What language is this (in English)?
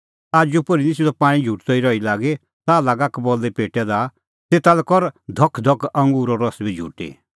Kullu Pahari